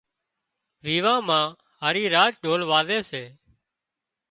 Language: Wadiyara Koli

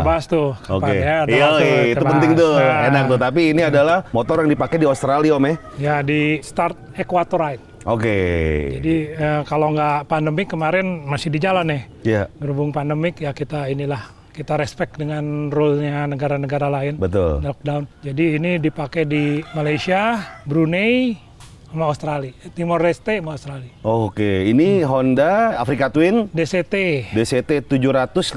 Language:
Indonesian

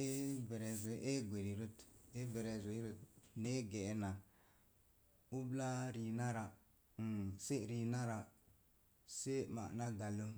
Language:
Mom Jango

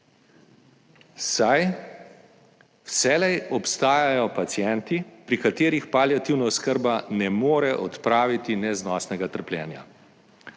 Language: Slovenian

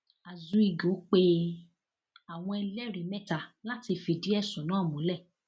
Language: Yoruba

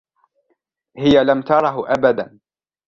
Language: Arabic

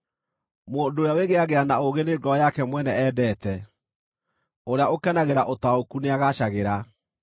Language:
Kikuyu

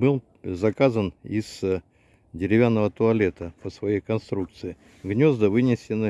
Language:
Russian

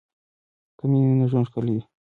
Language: Pashto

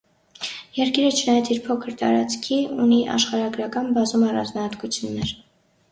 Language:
Armenian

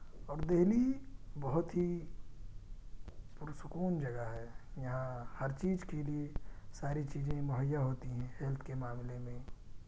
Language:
Urdu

